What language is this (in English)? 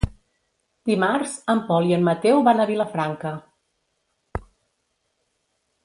Catalan